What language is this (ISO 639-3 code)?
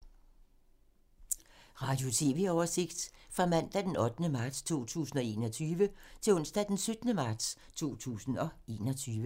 dan